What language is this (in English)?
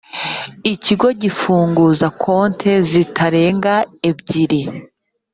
Kinyarwanda